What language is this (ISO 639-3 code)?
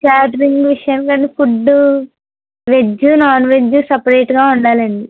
tel